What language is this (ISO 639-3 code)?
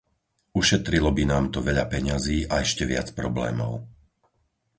slk